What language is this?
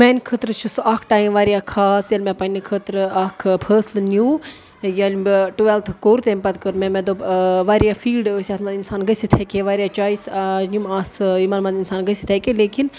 Kashmiri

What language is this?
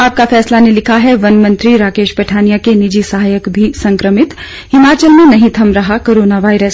Hindi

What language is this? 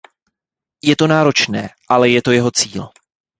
Czech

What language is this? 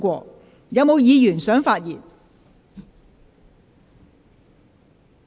Cantonese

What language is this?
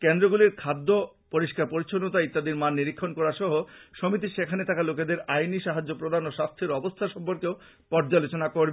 Bangla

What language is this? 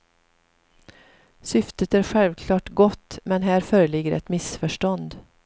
Swedish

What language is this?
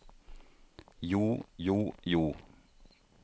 Norwegian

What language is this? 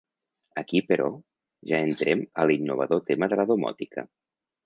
Catalan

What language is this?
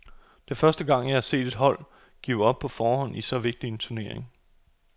Danish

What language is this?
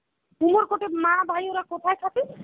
Bangla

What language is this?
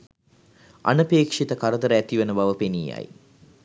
Sinhala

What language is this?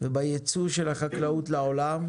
Hebrew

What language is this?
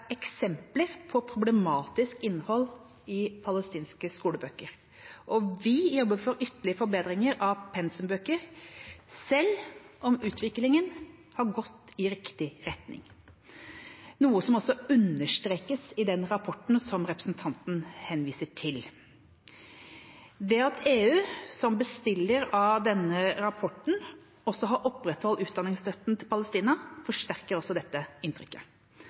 Norwegian Bokmål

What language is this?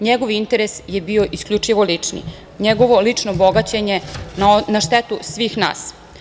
Serbian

